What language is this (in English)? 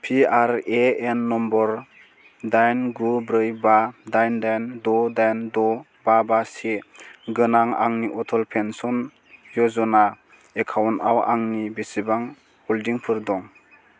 Bodo